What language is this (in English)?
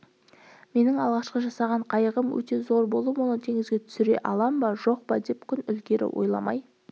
Kazakh